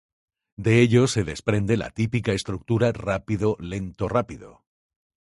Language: Spanish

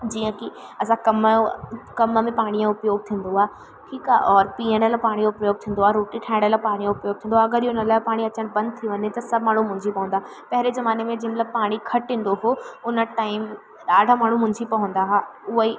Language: Sindhi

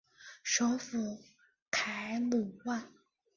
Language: Chinese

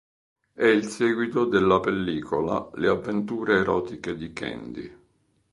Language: Italian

